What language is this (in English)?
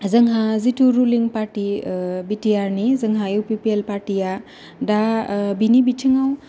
Bodo